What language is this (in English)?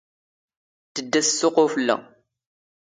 Standard Moroccan Tamazight